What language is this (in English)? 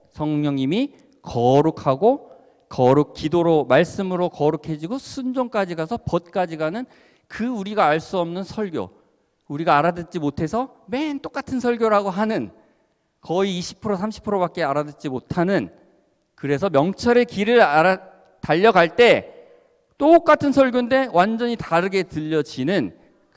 Korean